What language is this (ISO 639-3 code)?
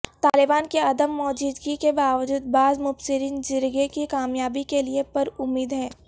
urd